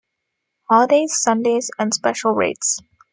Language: English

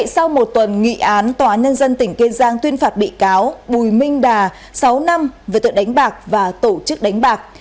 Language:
Vietnamese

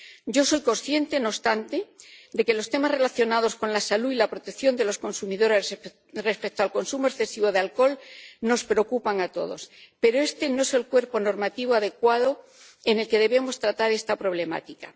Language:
Spanish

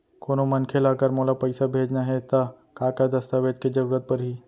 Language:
Chhattisgarhi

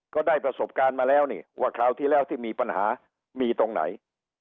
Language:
Thai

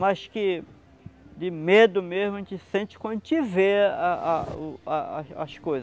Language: Portuguese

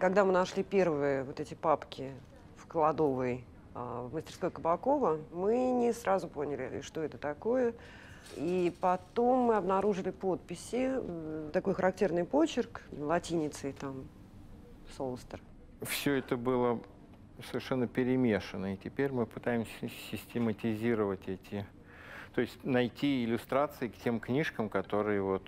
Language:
Russian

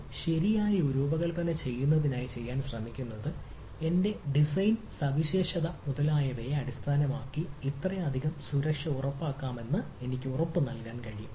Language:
Malayalam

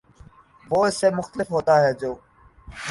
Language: Urdu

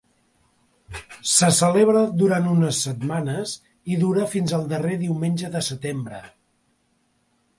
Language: Catalan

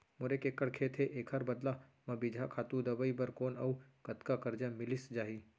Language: Chhattisgarhi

